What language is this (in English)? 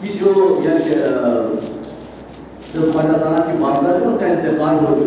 Urdu